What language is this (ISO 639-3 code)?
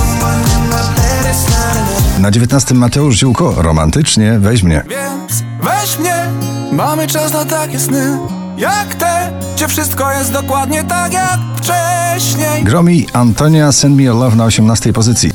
pol